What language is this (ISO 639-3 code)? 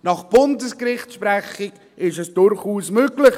gsw